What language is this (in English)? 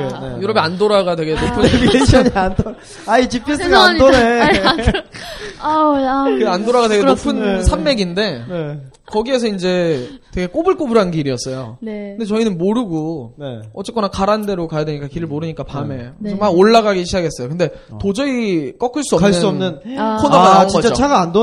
Korean